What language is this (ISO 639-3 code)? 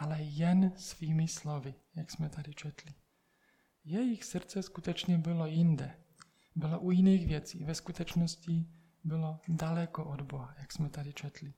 ces